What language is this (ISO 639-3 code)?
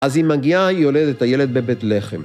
heb